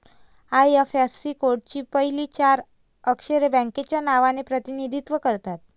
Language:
Marathi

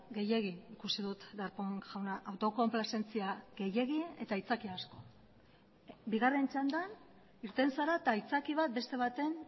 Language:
Basque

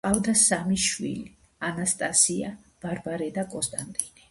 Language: Georgian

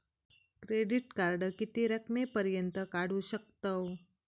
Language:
Marathi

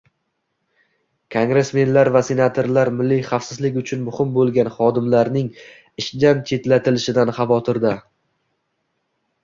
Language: Uzbek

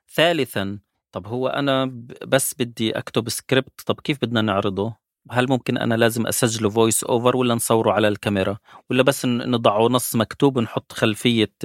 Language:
Arabic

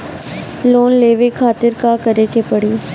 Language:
Bhojpuri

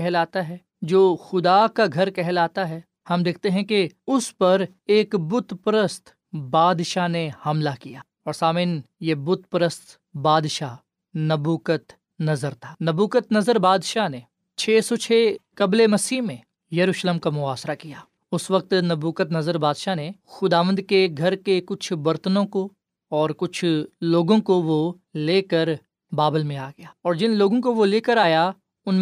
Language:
Urdu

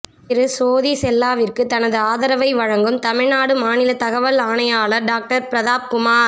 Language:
Tamil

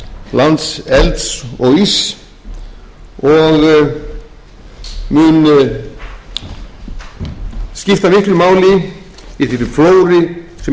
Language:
Icelandic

